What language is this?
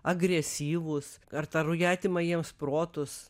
Lithuanian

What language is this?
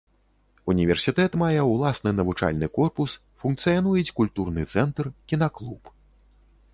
Belarusian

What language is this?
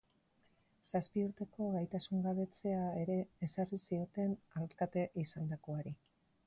Basque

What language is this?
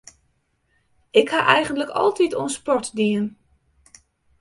Western Frisian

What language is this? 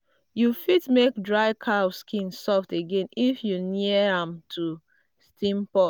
Nigerian Pidgin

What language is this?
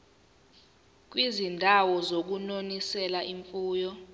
Zulu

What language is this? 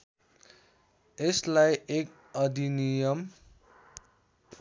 Nepali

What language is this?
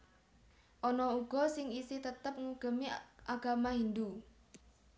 Javanese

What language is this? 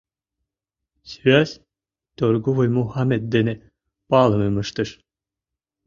Mari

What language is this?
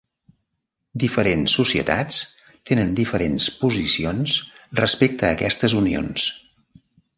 Catalan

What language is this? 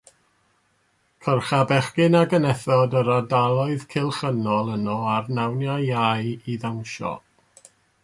Welsh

